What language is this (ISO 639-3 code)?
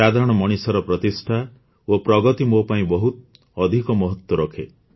ori